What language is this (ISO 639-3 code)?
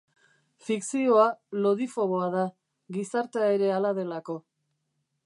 eus